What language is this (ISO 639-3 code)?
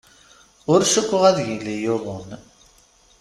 kab